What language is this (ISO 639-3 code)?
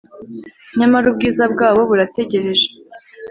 kin